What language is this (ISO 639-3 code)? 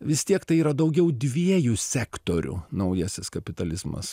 lit